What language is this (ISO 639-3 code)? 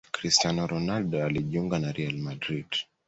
swa